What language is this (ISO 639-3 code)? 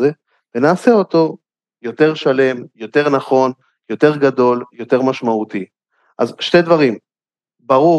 heb